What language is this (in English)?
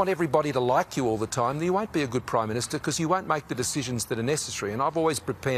Urdu